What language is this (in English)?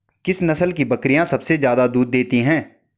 Hindi